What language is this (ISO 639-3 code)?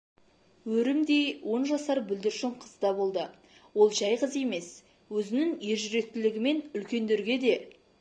kaz